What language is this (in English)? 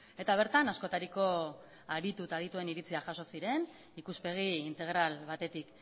Basque